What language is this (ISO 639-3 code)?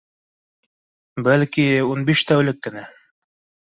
bak